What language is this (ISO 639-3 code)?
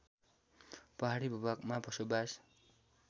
nep